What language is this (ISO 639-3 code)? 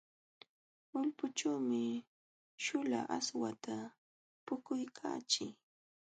qxw